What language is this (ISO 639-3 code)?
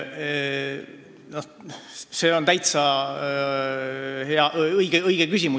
est